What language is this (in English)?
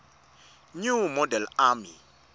Swati